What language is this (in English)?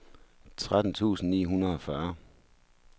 Danish